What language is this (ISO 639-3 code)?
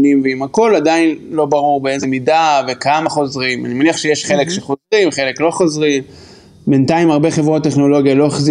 heb